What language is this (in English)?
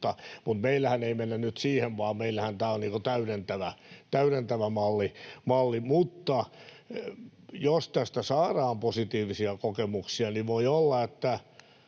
Finnish